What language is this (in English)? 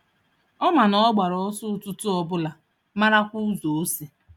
Igbo